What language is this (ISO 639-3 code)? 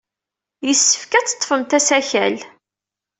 kab